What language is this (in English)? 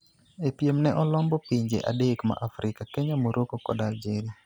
Luo (Kenya and Tanzania)